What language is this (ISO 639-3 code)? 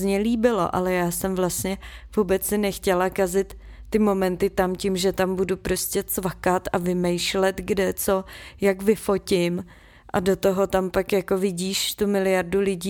ces